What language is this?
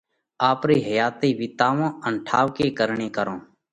Parkari Koli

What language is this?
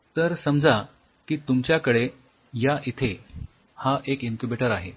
Marathi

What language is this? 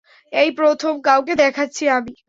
Bangla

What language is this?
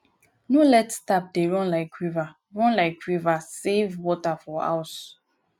Nigerian Pidgin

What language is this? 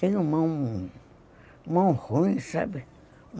Portuguese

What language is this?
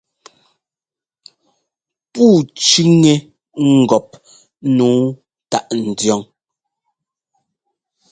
Ngomba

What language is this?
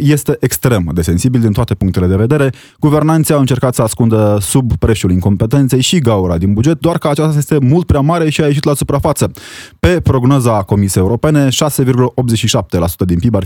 Romanian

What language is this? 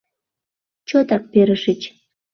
Mari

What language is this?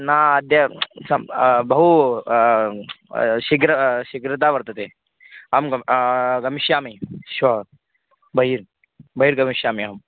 Sanskrit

